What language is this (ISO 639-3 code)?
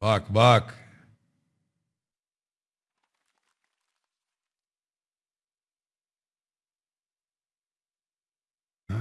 tur